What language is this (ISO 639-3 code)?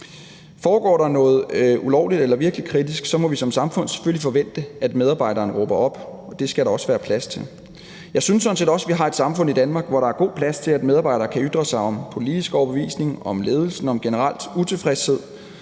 dan